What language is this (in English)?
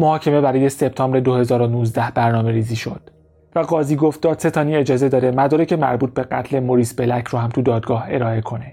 Persian